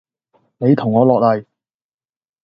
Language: Cantonese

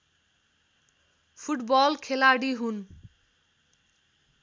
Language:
Nepali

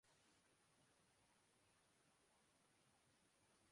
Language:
Urdu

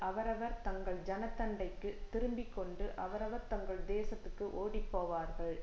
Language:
Tamil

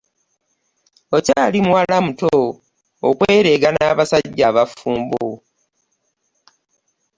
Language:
Ganda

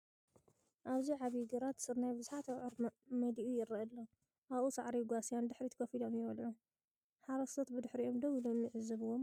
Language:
Tigrinya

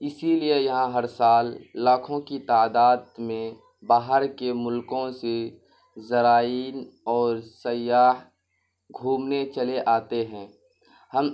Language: Urdu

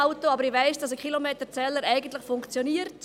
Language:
Swiss German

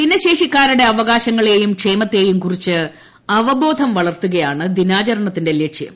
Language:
Malayalam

